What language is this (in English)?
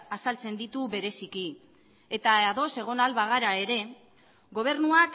Basque